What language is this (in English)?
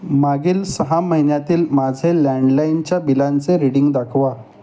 Marathi